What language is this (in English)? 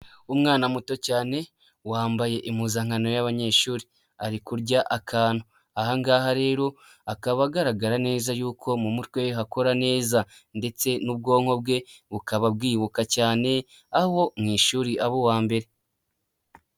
Kinyarwanda